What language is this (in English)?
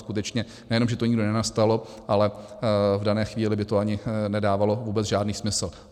Czech